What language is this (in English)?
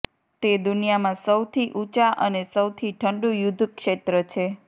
Gujarati